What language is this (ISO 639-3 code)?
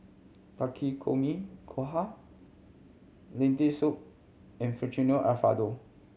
eng